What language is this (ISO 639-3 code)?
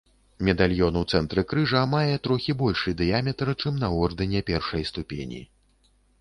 bel